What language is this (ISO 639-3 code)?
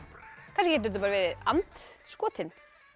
isl